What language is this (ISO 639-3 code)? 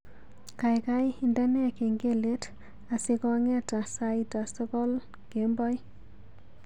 kln